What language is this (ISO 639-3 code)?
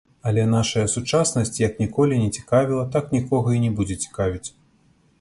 bel